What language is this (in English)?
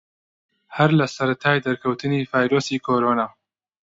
Central Kurdish